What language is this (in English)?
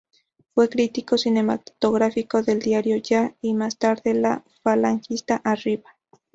Spanish